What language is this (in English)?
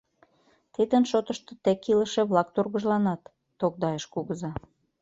Mari